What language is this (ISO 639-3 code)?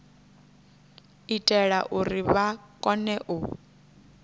ven